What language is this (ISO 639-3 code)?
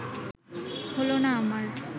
ben